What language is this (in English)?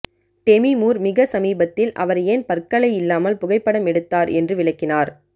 Tamil